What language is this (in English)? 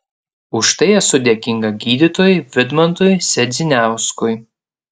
Lithuanian